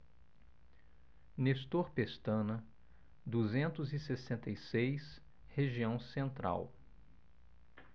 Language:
Portuguese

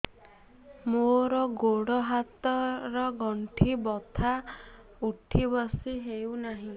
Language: Odia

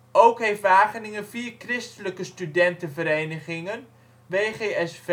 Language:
Dutch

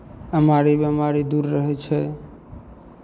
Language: Maithili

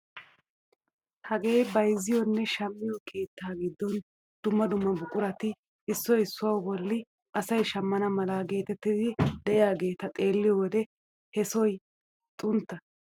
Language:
Wolaytta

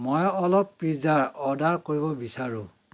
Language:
Assamese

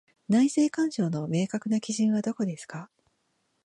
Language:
Japanese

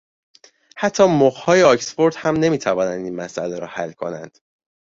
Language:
Persian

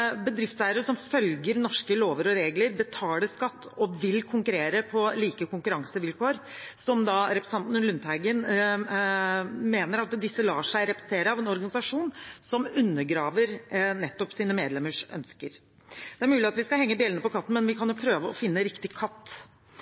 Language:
Norwegian Bokmål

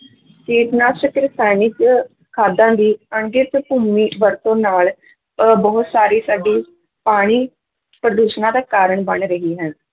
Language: Punjabi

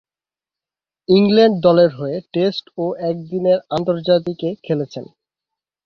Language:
Bangla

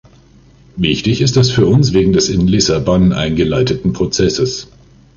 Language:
German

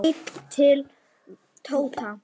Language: Icelandic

